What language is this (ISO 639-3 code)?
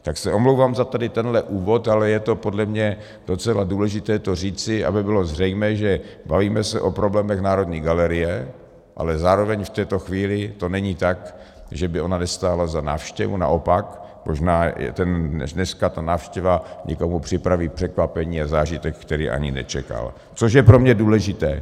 ces